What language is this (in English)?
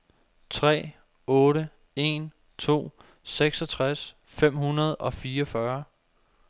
Danish